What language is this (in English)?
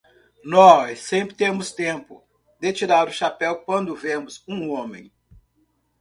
Portuguese